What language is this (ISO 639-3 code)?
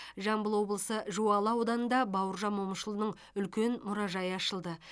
kaz